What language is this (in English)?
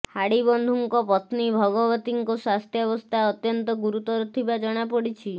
Odia